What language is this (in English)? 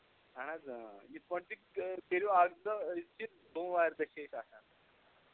Kashmiri